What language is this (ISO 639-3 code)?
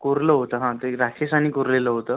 mar